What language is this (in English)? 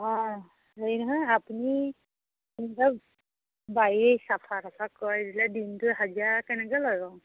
Assamese